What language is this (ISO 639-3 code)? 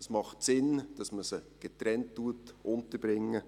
gsw